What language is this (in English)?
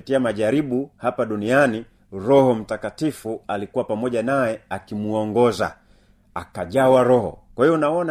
Swahili